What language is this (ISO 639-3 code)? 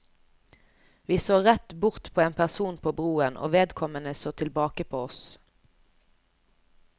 nor